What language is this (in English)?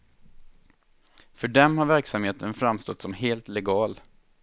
Swedish